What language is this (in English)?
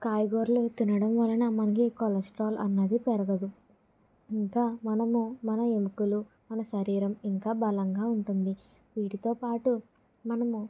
Telugu